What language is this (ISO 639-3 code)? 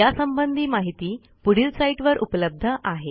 mar